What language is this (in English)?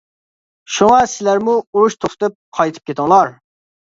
Uyghur